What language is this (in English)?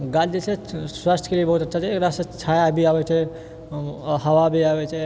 Maithili